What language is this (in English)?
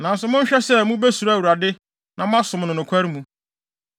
Akan